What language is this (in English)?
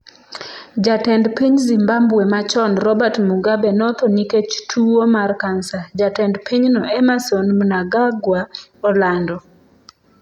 Luo (Kenya and Tanzania)